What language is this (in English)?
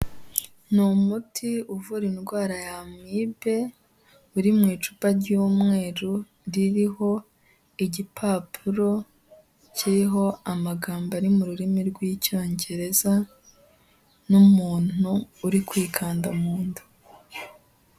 Kinyarwanda